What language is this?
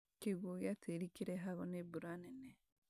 Kikuyu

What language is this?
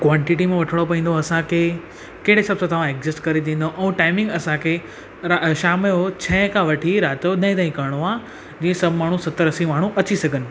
Sindhi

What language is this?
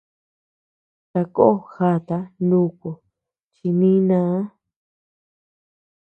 Tepeuxila Cuicatec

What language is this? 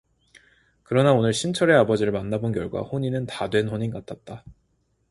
Korean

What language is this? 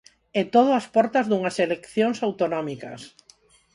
Galician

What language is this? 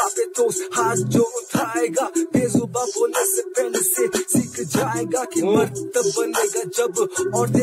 Romanian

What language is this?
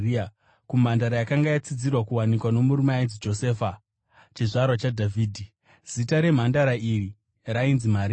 Shona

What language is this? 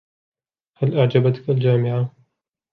Arabic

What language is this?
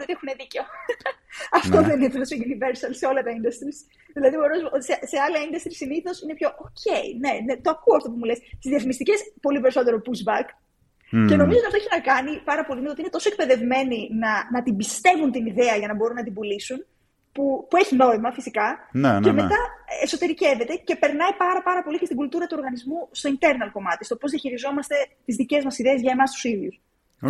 Greek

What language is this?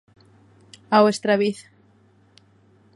Galician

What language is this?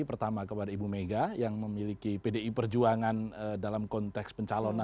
Indonesian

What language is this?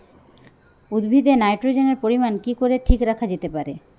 Bangla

